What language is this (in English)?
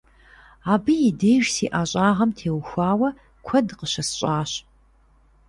Kabardian